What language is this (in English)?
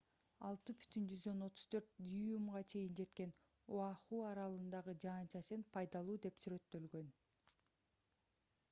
Kyrgyz